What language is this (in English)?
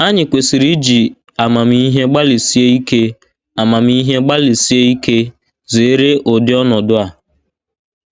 Igbo